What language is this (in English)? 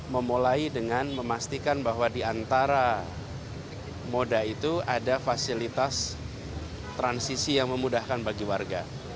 Indonesian